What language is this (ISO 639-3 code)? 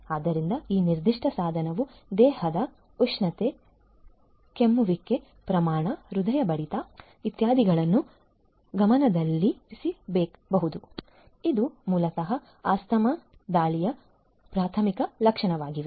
kan